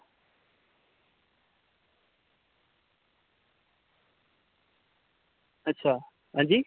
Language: Dogri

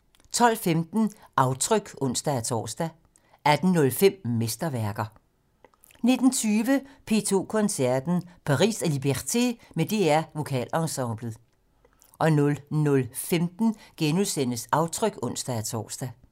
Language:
Danish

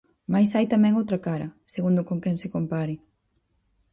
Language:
Galician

